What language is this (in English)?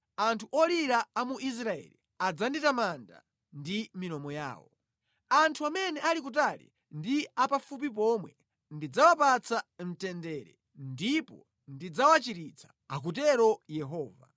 Nyanja